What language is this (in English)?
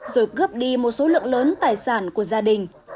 Vietnamese